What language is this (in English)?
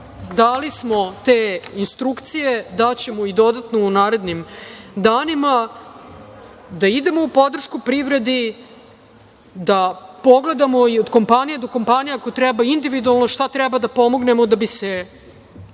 Serbian